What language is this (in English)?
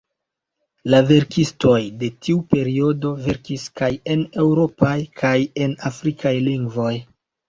Esperanto